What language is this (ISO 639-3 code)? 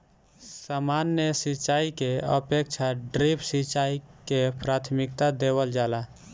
bho